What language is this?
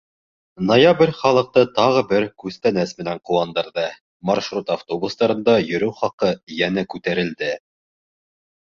Bashkir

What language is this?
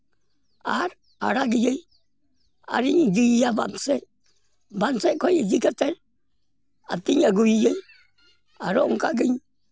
Santali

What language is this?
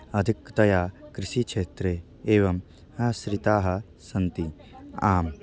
Sanskrit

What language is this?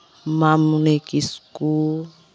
Santali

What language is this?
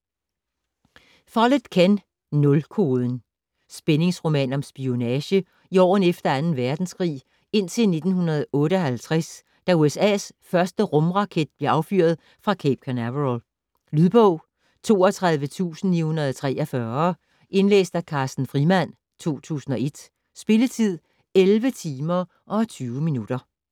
Danish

